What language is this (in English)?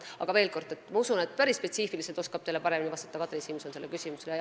Estonian